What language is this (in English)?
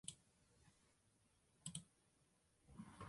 Chinese